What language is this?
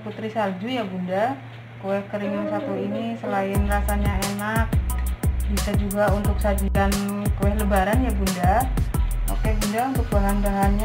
Indonesian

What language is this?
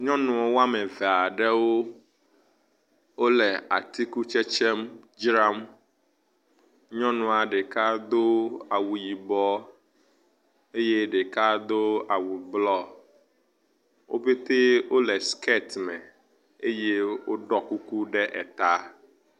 Ewe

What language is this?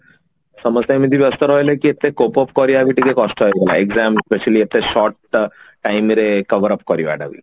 Odia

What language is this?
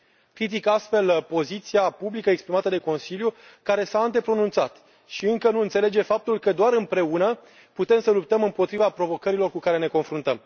Romanian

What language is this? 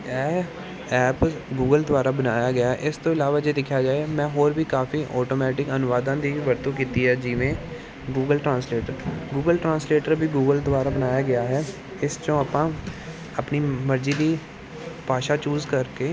Punjabi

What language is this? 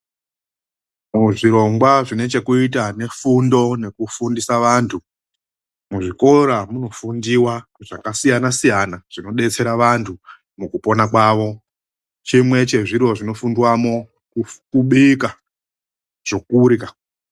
Ndau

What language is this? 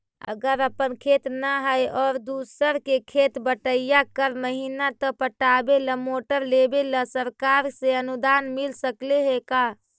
Magahi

